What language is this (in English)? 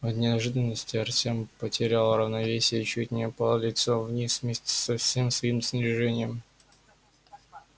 Russian